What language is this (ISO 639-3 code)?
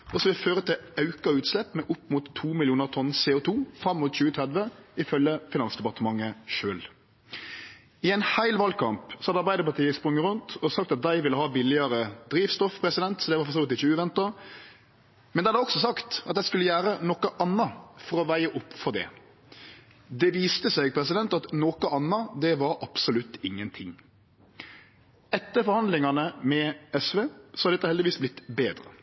nno